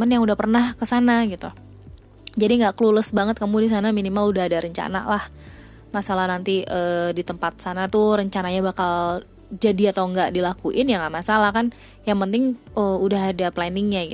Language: Indonesian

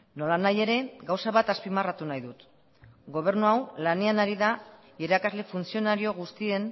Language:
Basque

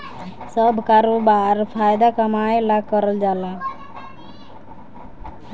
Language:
Bhojpuri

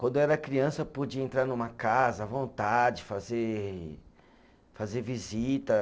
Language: Portuguese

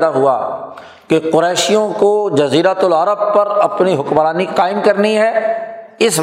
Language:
Urdu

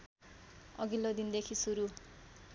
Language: Nepali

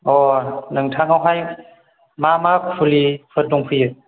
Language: Bodo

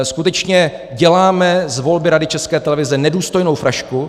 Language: Czech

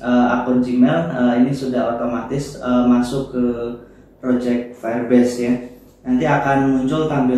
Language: Indonesian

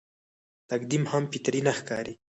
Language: Pashto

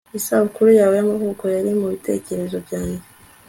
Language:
Kinyarwanda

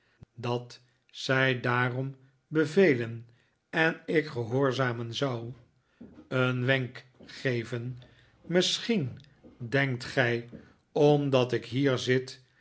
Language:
Dutch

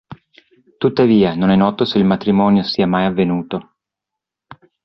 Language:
Italian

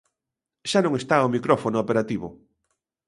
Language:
Galician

